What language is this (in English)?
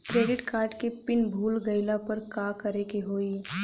Bhojpuri